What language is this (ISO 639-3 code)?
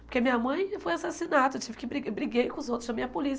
por